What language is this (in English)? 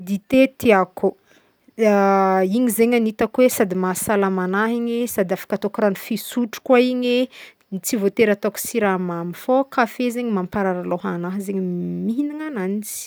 Northern Betsimisaraka Malagasy